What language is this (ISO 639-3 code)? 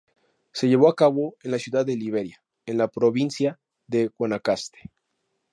spa